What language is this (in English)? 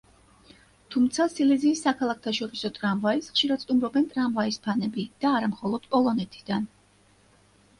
Georgian